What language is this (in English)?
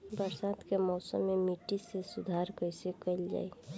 Bhojpuri